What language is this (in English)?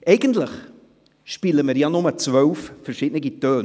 Swiss German